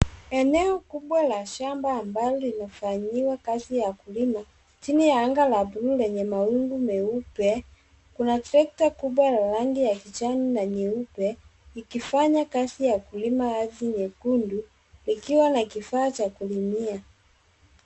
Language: Swahili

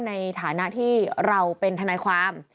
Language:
Thai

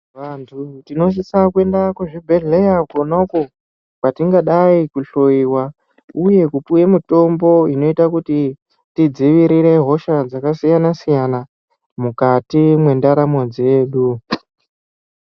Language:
Ndau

